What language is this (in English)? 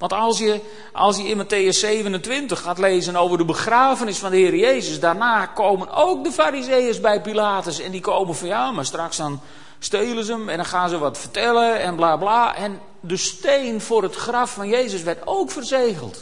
Dutch